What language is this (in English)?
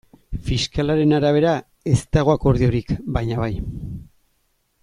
Basque